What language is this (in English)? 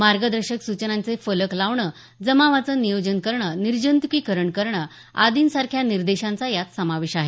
Marathi